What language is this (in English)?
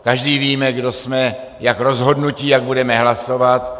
Czech